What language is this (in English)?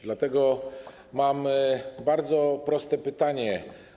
Polish